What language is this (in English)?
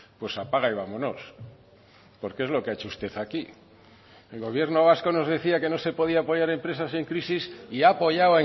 Spanish